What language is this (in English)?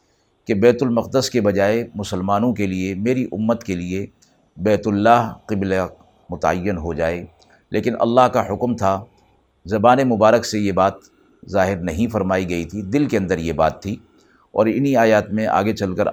Urdu